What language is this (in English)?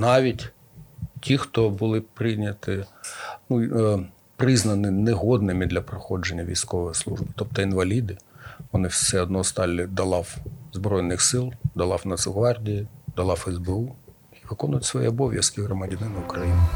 Ukrainian